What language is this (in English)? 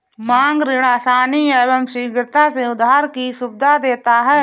Hindi